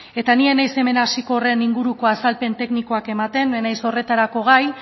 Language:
Basque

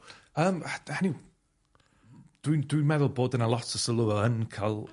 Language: Welsh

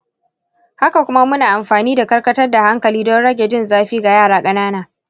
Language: Hausa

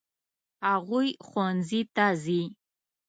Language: Pashto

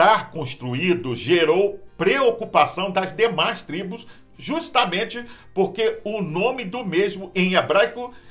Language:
Portuguese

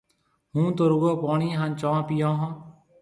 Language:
Marwari (Pakistan)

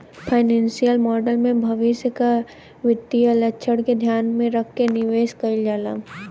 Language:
Bhojpuri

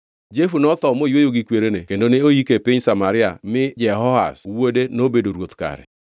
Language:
Luo (Kenya and Tanzania)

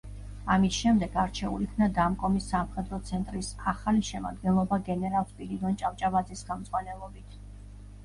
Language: Georgian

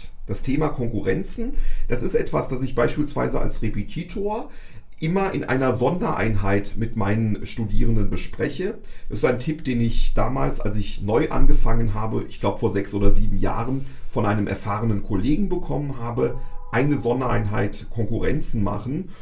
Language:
German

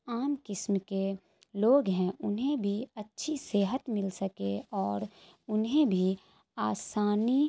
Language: Urdu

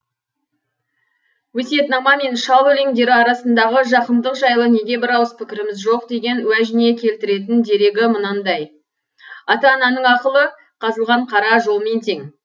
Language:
Kazakh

